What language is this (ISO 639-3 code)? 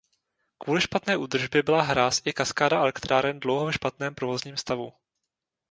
ces